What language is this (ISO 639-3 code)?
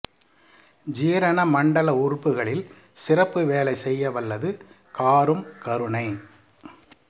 tam